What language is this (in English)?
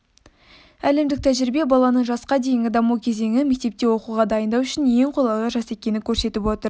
Kazakh